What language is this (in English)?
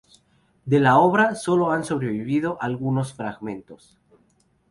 Spanish